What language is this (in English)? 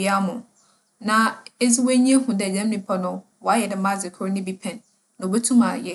Akan